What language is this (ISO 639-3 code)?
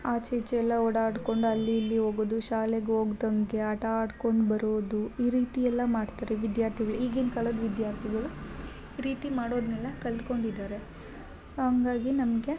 kan